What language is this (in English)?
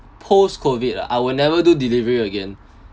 English